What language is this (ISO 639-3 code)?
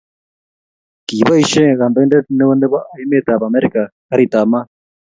kln